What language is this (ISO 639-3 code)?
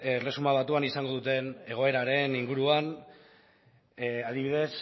eus